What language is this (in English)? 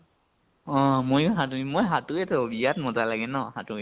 Assamese